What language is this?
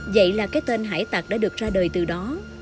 Vietnamese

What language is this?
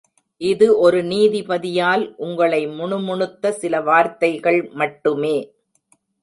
Tamil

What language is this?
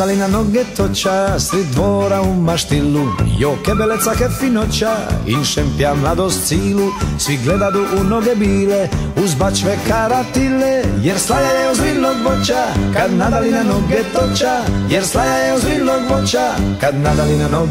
Italian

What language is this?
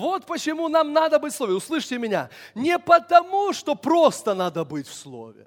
Russian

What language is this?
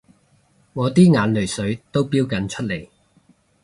Cantonese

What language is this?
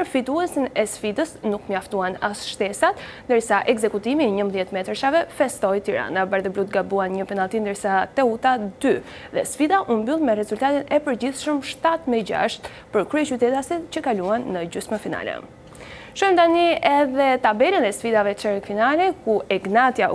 Romanian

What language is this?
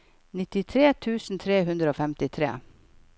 Norwegian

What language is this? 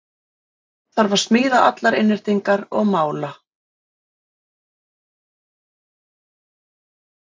Icelandic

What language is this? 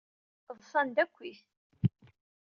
Kabyle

